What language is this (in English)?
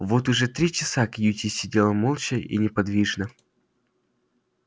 Russian